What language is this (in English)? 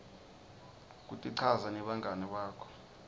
Swati